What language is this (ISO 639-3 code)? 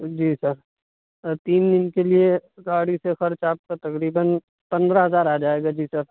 urd